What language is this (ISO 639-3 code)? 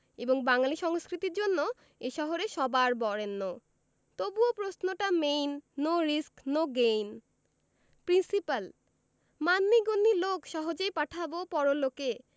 ben